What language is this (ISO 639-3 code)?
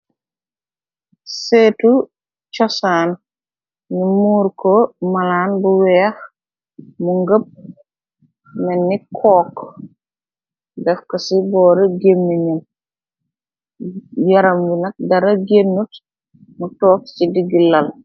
wol